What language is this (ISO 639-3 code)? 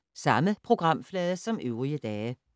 dan